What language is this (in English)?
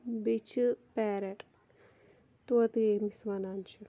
Kashmiri